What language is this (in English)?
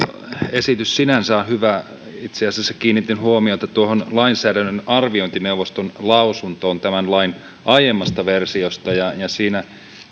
Finnish